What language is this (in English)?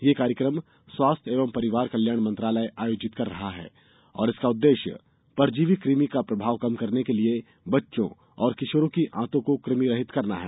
Hindi